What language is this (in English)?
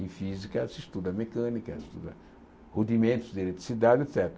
Portuguese